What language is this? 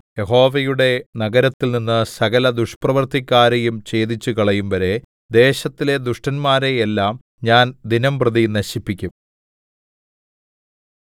Malayalam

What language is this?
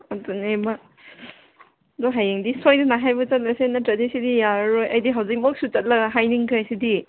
Manipuri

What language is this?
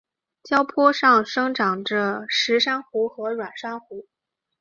Chinese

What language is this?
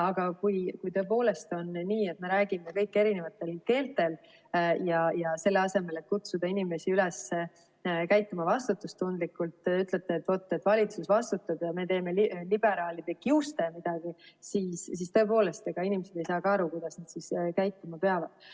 Estonian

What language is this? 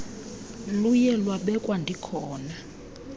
Xhosa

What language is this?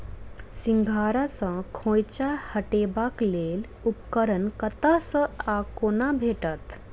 Maithili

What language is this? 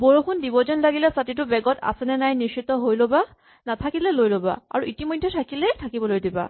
Assamese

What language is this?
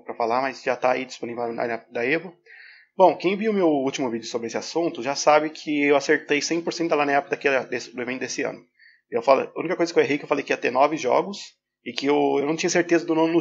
Portuguese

